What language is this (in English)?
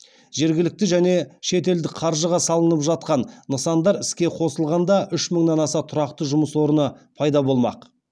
Kazakh